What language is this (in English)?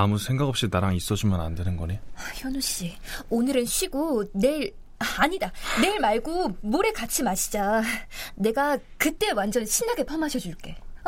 Korean